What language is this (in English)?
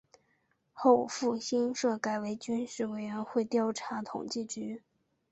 Chinese